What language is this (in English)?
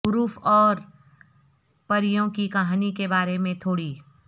Urdu